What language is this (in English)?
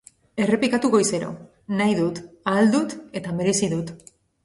Basque